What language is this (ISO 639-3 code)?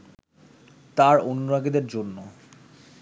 ben